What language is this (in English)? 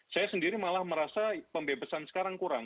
Indonesian